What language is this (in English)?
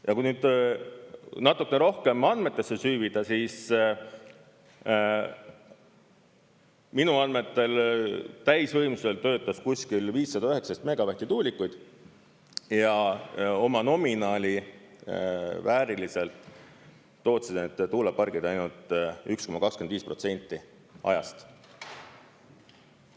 Estonian